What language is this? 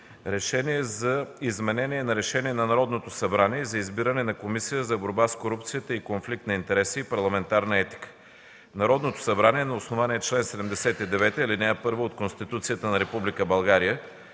Bulgarian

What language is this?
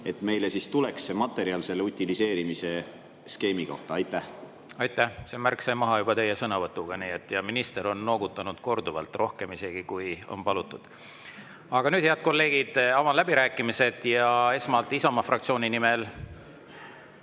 Estonian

